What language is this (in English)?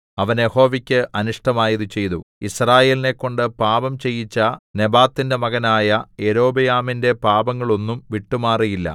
Malayalam